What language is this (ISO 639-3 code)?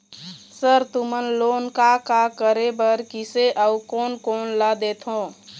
hne